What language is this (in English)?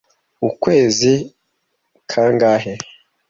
Kinyarwanda